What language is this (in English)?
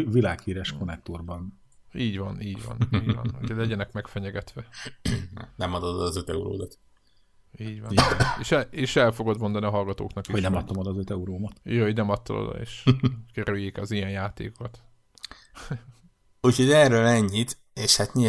Hungarian